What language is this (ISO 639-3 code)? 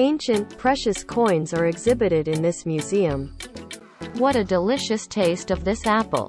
eng